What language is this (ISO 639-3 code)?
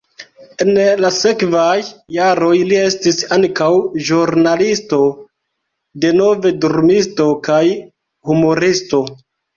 epo